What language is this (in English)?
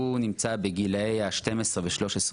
Hebrew